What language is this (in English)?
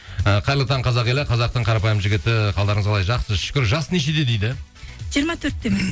Kazakh